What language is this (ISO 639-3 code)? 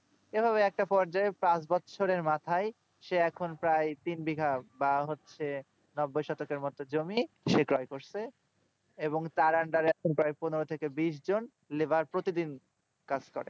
ben